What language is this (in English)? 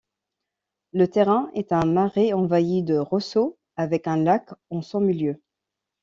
French